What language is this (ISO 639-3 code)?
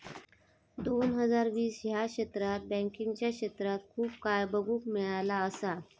mar